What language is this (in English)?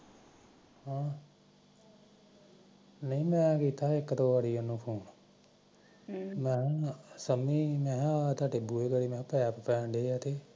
Punjabi